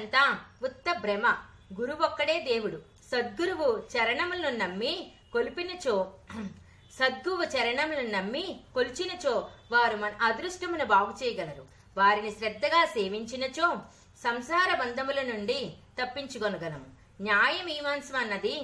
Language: Telugu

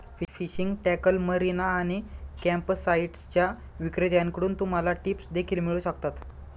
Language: Marathi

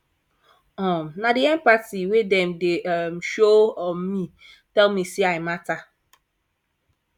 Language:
Nigerian Pidgin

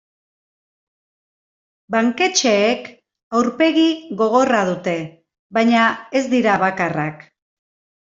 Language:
Basque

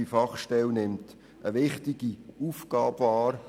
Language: Swiss German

